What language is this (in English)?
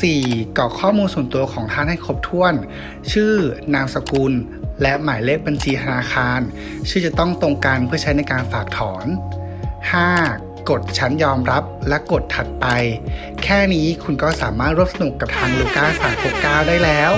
Thai